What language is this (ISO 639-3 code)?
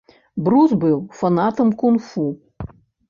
bel